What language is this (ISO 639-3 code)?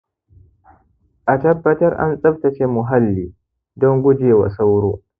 hau